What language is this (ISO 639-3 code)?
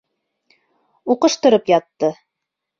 bak